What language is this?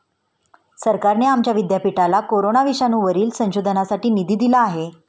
Marathi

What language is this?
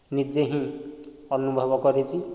Odia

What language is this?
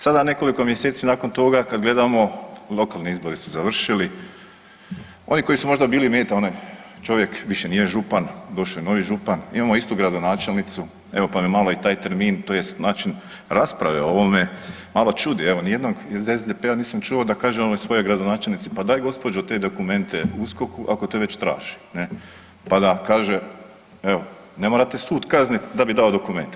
Croatian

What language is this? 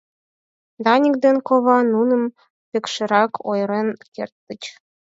Mari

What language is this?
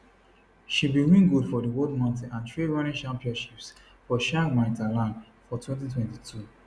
Nigerian Pidgin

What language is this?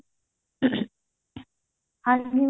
Punjabi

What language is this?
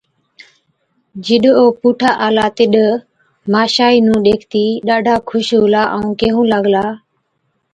Od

